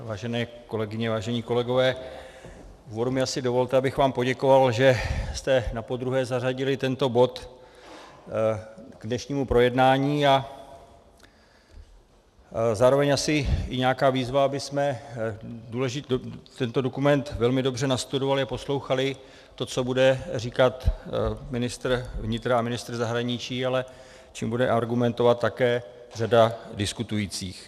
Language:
Czech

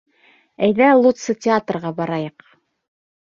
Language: Bashkir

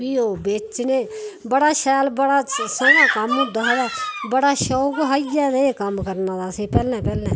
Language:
Dogri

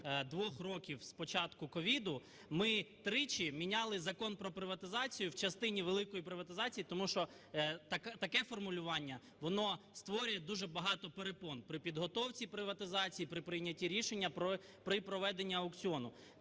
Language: Ukrainian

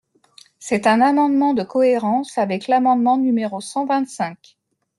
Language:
French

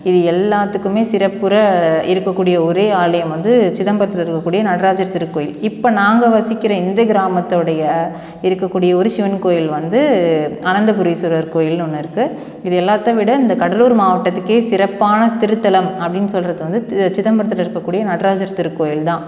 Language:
Tamil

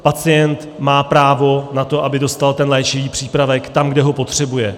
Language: Czech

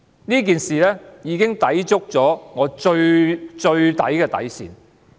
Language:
Cantonese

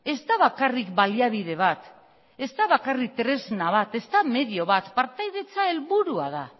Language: Basque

